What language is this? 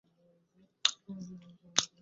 Bangla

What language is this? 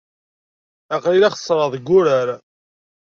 Kabyle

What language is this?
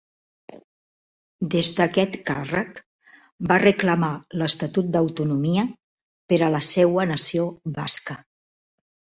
Catalan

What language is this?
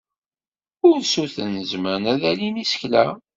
Kabyle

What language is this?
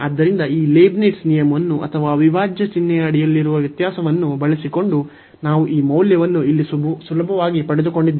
Kannada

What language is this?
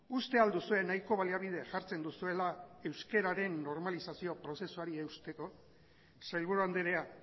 Basque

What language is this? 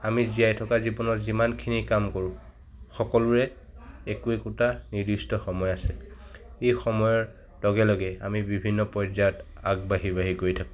Assamese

